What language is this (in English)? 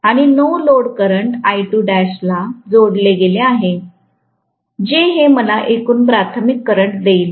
Marathi